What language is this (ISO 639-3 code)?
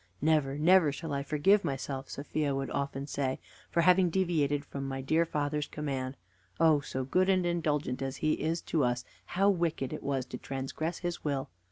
eng